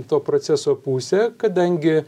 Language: Lithuanian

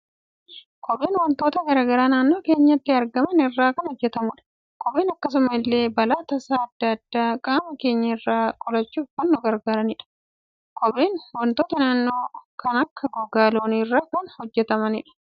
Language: Oromo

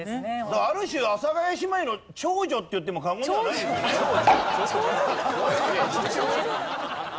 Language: Japanese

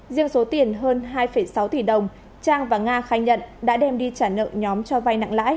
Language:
Vietnamese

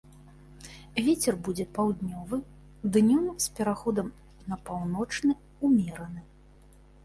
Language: Belarusian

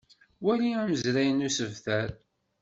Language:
Kabyle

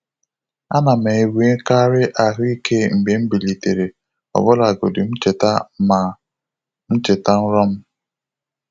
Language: Igbo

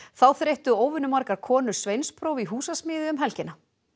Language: Icelandic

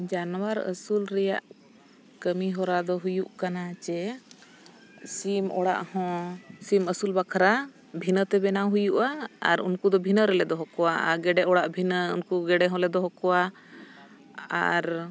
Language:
Santali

